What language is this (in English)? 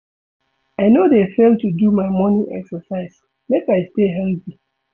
Nigerian Pidgin